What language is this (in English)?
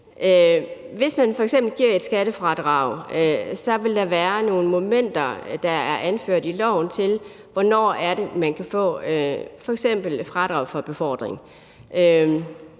Danish